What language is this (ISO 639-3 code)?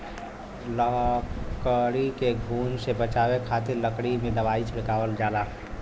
bho